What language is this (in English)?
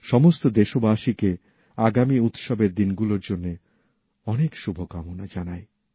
Bangla